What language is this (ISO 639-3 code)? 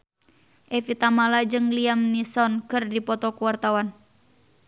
sun